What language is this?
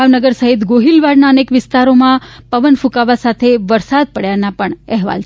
Gujarati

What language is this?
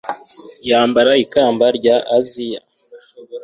Kinyarwanda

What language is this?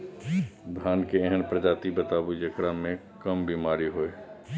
Maithili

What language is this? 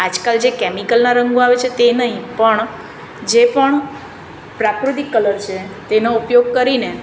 Gujarati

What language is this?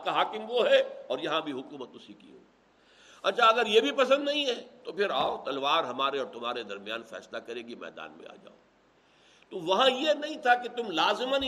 Urdu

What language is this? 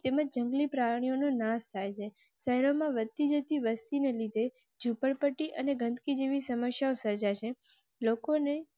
Gujarati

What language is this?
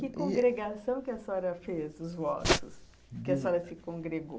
Portuguese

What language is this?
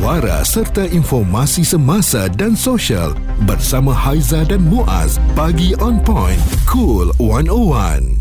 Malay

